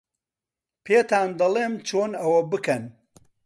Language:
Central Kurdish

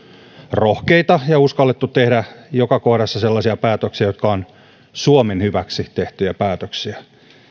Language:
Finnish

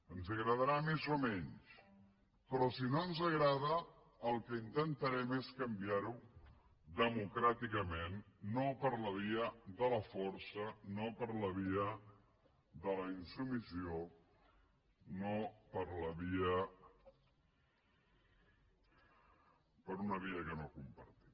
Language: Catalan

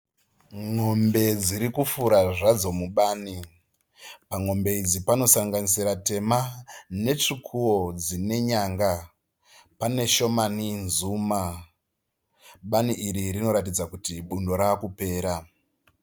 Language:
Shona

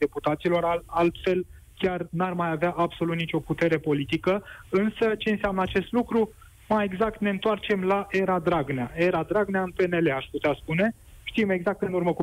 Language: Romanian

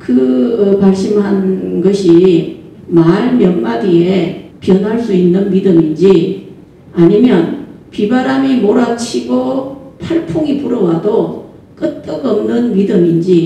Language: Korean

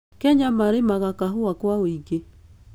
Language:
Kikuyu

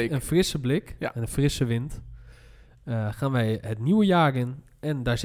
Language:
Dutch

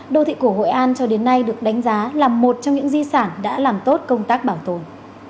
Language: Vietnamese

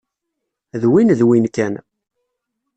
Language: Kabyle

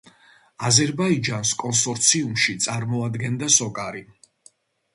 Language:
Georgian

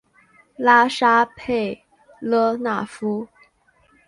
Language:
Chinese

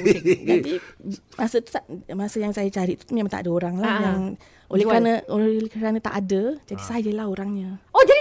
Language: Malay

